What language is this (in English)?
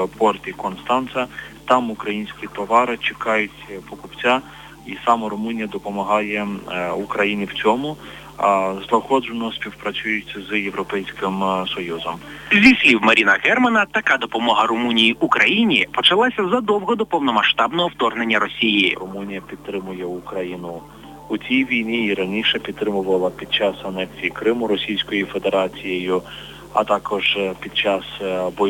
Ukrainian